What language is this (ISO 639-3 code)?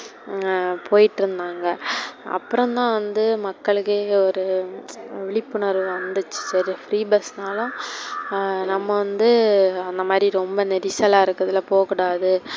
tam